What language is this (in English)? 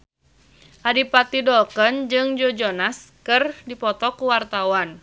Sundanese